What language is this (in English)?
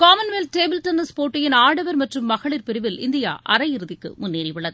Tamil